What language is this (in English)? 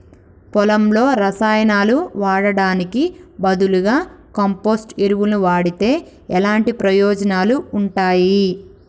Telugu